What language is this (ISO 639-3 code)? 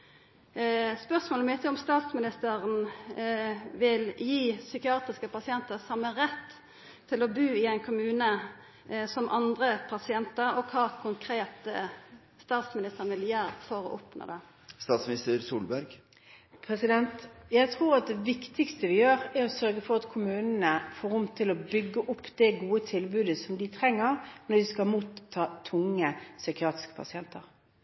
nor